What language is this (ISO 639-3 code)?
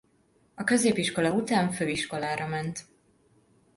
hun